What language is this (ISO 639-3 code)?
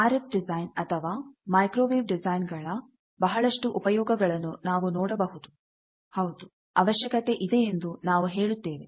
kan